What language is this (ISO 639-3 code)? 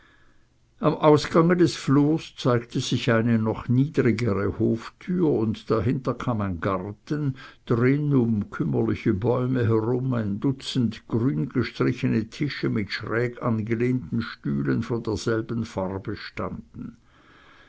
deu